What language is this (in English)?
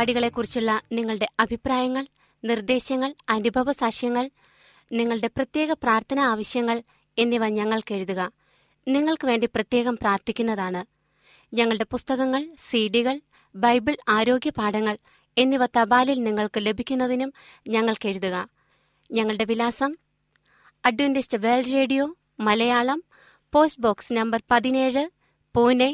Malayalam